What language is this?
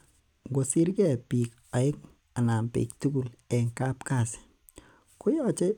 Kalenjin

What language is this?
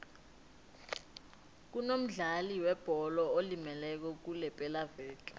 South Ndebele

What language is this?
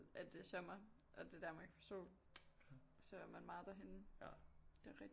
Danish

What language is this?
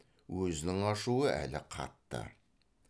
Kazakh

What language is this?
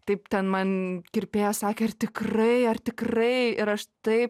Lithuanian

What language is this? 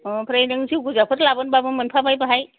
Bodo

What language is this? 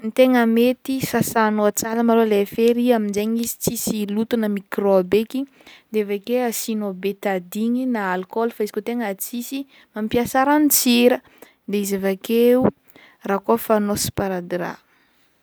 Northern Betsimisaraka Malagasy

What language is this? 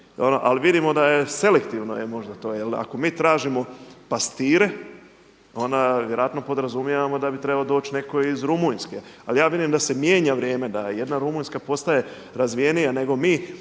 Croatian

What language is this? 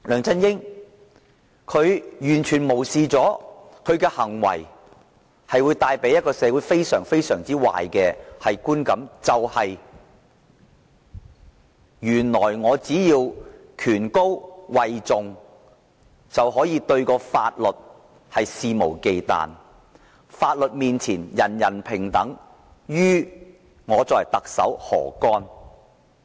Cantonese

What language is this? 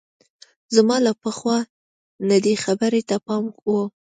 Pashto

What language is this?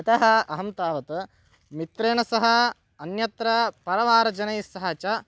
Sanskrit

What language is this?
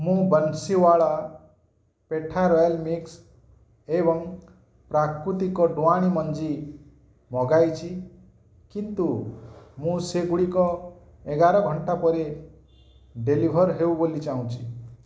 Odia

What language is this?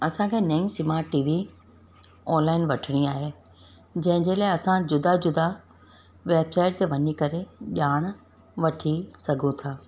Sindhi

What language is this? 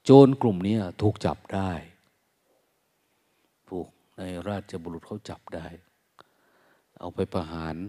Thai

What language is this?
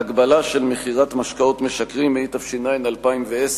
Hebrew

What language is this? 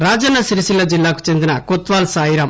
Telugu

